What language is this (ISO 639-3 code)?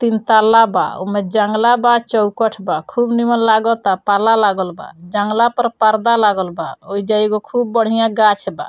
bho